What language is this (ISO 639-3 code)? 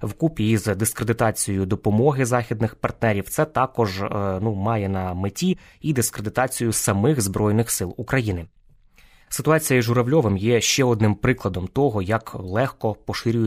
ukr